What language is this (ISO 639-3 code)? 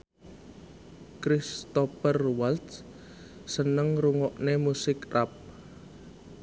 jav